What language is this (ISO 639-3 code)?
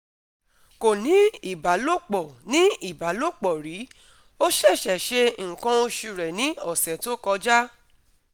yor